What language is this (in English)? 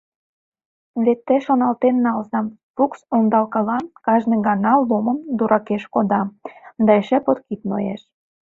Mari